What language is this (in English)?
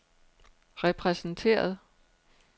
Danish